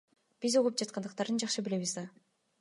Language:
Kyrgyz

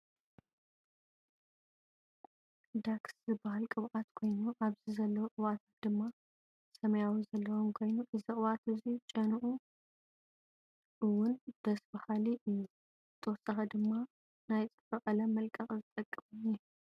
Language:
Tigrinya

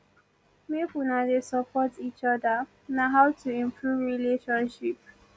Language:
Nigerian Pidgin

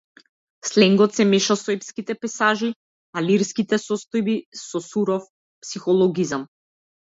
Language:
Macedonian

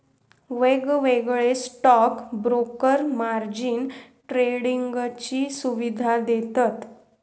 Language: Marathi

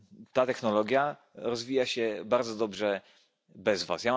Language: Polish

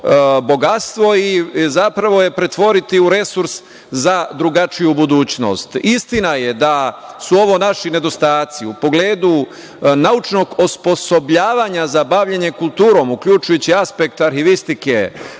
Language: Serbian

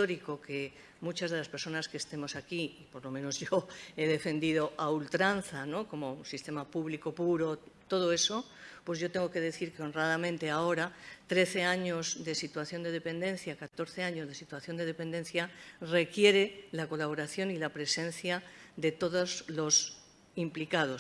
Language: Spanish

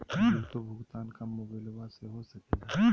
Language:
Magahi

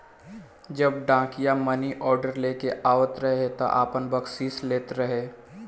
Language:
Bhojpuri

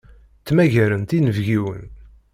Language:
Kabyle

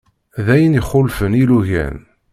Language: Kabyle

